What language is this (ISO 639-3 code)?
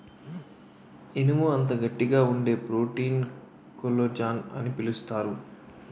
tel